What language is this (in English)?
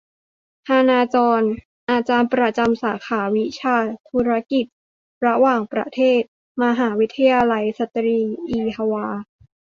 Thai